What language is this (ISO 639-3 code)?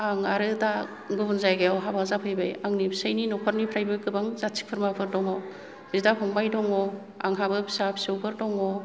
brx